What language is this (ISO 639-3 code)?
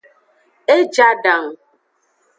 ajg